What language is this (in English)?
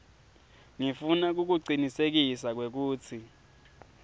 Swati